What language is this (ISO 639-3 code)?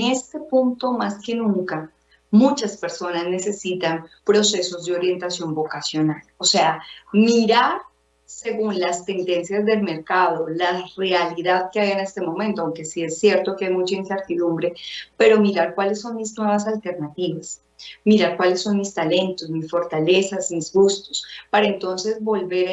spa